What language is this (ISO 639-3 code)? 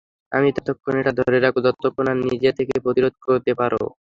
ben